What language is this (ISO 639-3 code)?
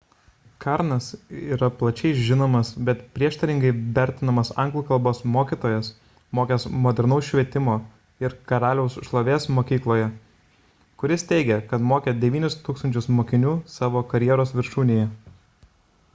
lit